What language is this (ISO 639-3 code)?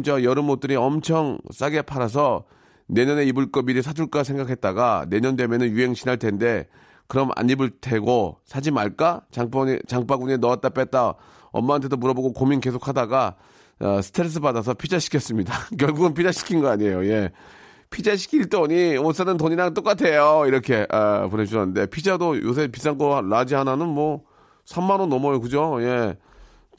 kor